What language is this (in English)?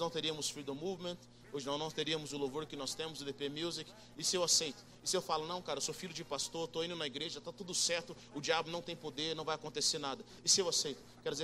Portuguese